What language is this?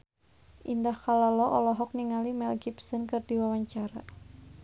Sundanese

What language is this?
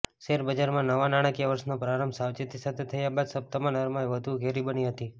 Gujarati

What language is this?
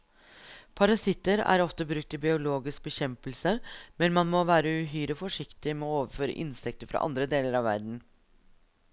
Norwegian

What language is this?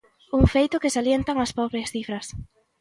Galician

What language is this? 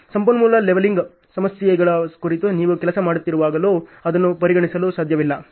Kannada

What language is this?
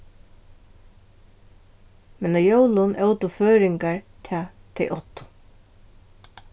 Faroese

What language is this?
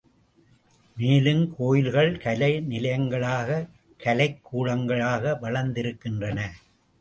Tamil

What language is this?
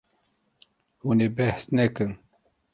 Kurdish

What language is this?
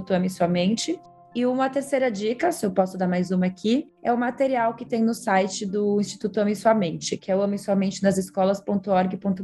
Portuguese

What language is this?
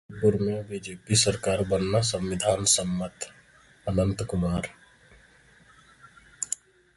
Hindi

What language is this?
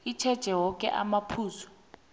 South Ndebele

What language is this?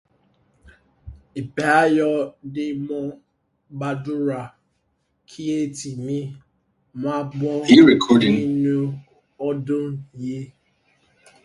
Yoruba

